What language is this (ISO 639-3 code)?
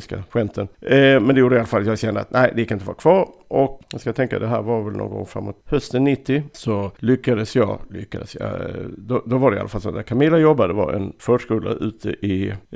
swe